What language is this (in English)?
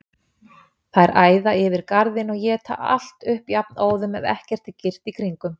Icelandic